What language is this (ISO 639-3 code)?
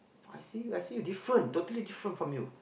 eng